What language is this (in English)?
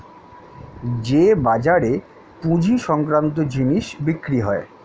Bangla